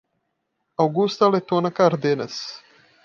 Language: Portuguese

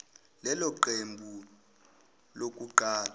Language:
Zulu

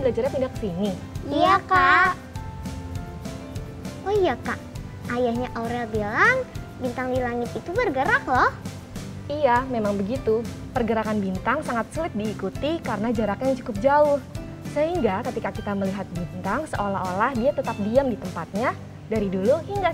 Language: Indonesian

